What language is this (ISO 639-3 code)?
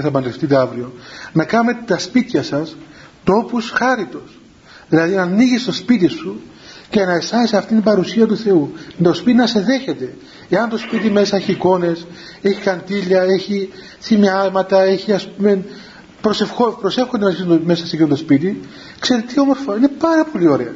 ell